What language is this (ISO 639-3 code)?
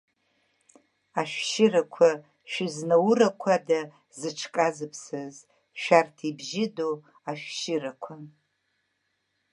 abk